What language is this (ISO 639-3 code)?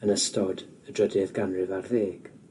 cym